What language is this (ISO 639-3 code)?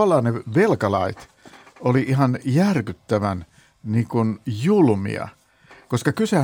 fin